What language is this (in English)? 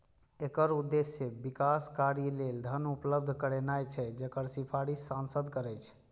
Maithili